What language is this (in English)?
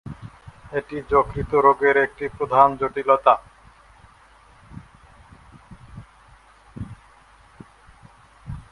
Bangla